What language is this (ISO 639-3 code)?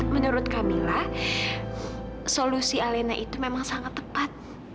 ind